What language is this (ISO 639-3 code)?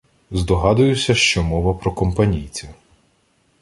ukr